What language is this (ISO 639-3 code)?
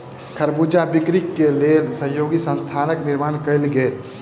mai